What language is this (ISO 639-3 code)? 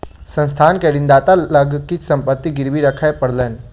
mai